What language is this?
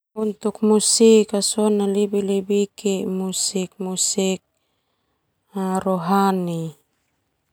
Termanu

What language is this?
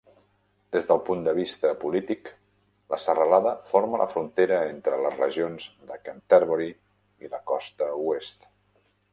Catalan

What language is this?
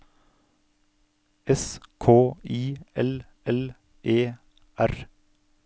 Norwegian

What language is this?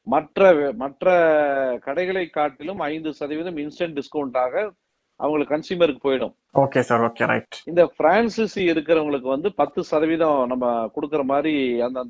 Tamil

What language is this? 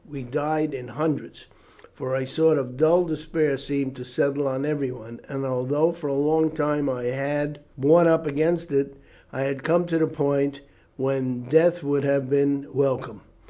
English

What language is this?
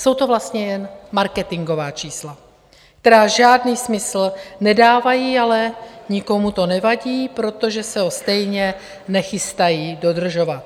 Czech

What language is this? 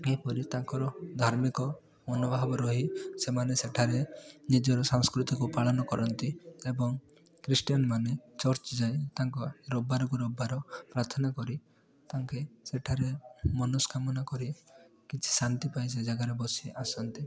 Odia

